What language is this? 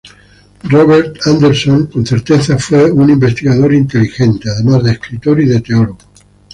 Spanish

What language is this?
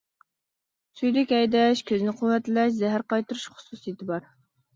Uyghur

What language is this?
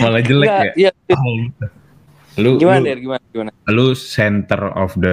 Indonesian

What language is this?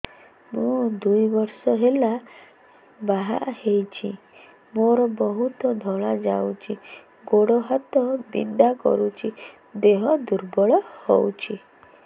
Odia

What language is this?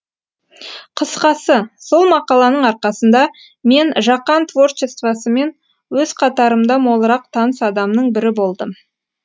Kazakh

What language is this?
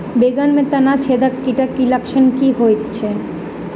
Maithili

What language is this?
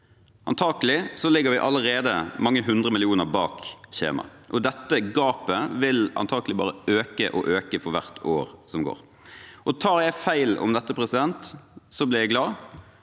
Norwegian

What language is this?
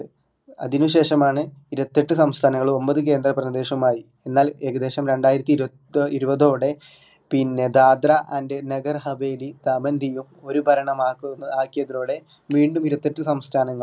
Malayalam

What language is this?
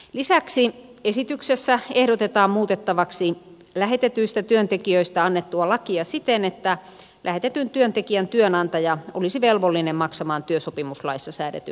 Finnish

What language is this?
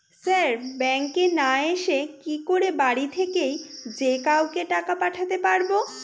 Bangla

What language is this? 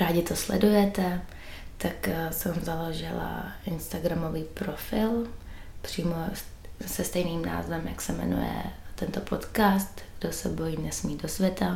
Czech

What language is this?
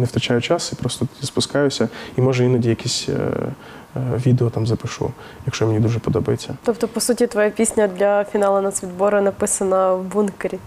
Ukrainian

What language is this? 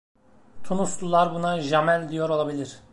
Turkish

